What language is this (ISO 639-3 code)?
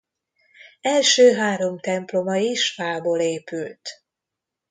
hun